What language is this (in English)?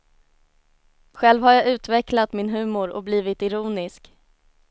Swedish